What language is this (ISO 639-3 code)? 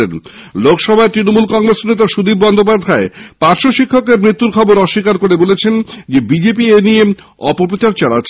ben